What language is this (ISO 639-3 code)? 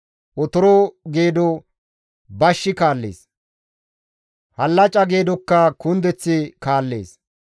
gmv